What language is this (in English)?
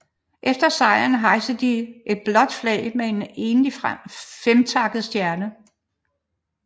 Danish